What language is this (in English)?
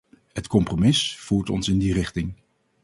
Dutch